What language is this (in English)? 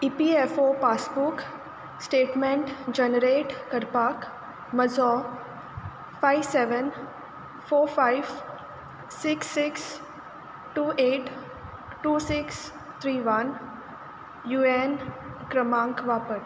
Konkani